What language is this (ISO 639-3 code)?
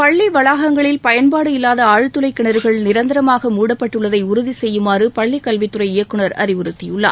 tam